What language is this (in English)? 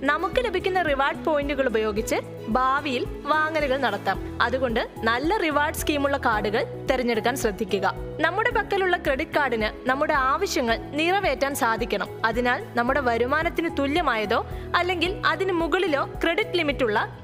Malayalam